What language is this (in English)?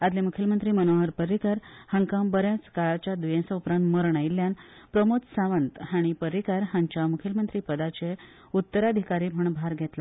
Konkani